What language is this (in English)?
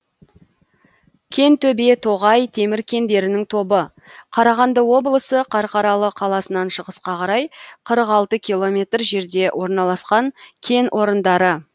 Kazakh